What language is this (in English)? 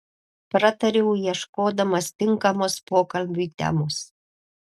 Lithuanian